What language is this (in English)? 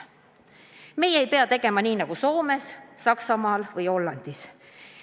Estonian